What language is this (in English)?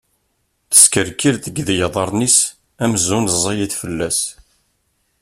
Kabyle